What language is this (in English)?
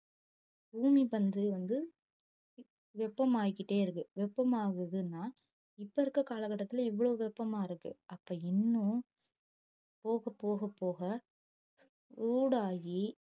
Tamil